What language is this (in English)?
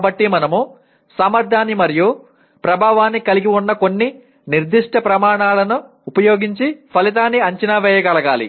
Telugu